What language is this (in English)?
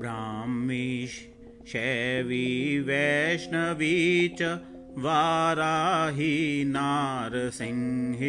Hindi